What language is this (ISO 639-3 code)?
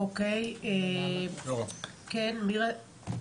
heb